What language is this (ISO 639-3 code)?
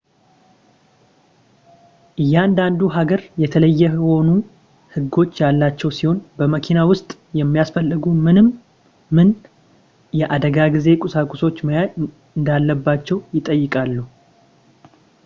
amh